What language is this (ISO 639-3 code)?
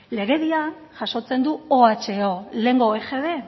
eus